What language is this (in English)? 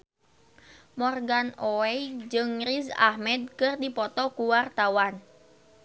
Sundanese